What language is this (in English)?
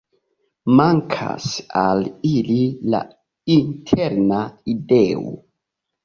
Esperanto